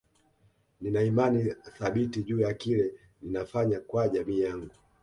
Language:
Swahili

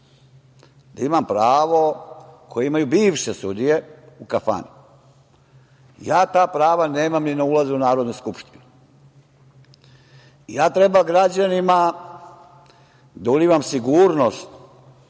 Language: Serbian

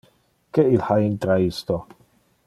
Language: Interlingua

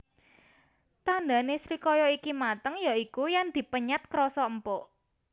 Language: Javanese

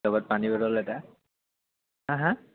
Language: Assamese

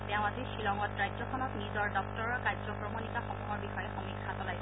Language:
Assamese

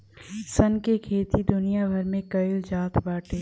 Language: Bhojpuri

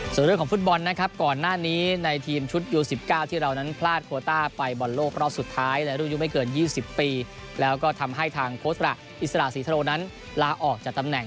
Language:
Thai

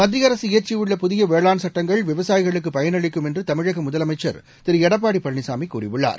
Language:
Tamil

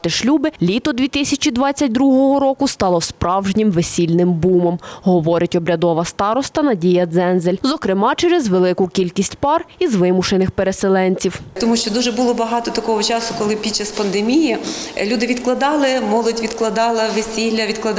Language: Ukrainian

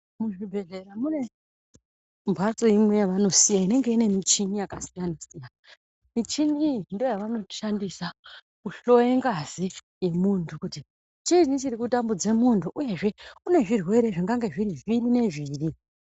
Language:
Ndau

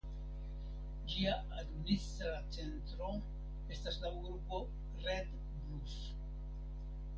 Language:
Esperanto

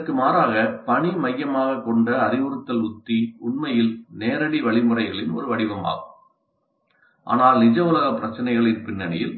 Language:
Tamil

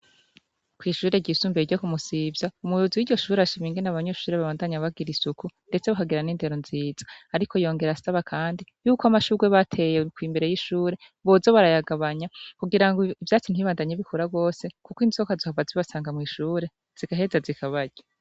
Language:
Rundi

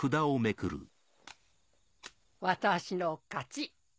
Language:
Japanese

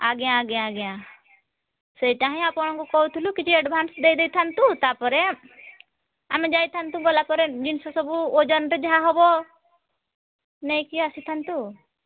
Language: Odia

